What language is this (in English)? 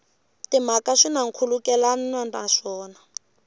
Tsonga